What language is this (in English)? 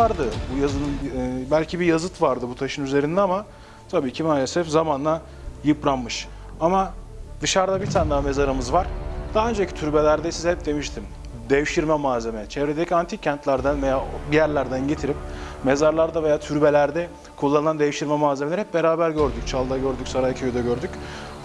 Turkish